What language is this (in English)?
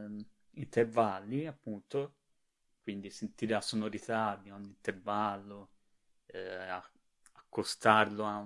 Italian